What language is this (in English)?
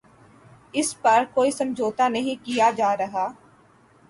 Urdu